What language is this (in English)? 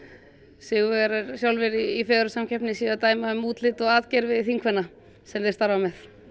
Icelandic